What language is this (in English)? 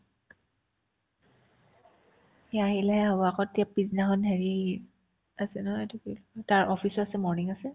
Assamese